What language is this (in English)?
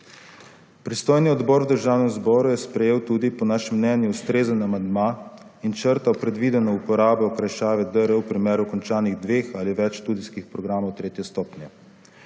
Slovenian